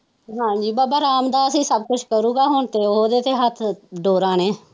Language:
Punjabi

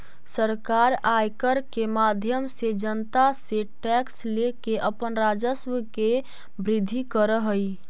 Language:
Magahi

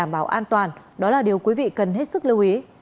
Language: Vietnamese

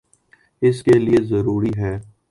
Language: Urdu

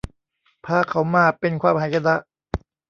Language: Thai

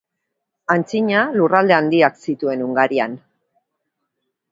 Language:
Basque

